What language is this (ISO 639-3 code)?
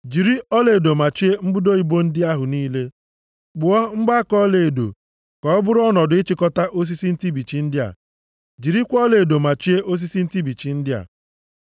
ibo